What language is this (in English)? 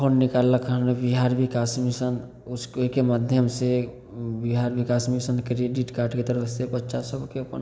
Maithili